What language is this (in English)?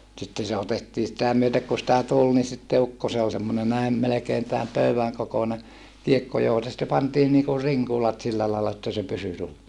Finnish